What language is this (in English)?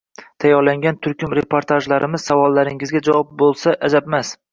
Uzbek